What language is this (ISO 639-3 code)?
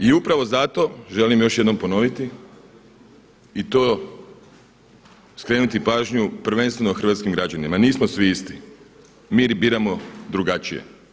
hrv